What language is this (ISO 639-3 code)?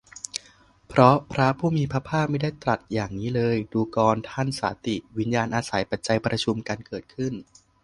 tha